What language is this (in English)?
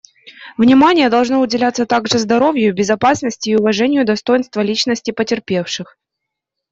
Russian